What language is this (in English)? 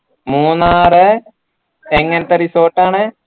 Malayalam